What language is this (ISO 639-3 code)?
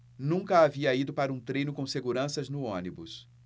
por